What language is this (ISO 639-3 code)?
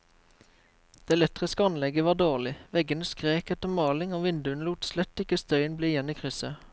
nor